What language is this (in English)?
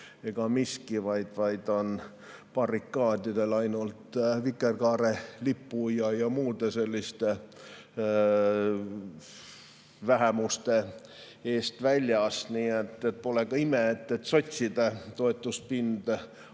Estonian